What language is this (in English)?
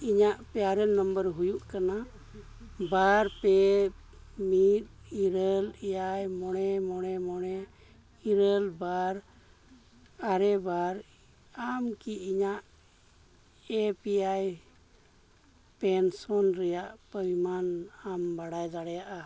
Santali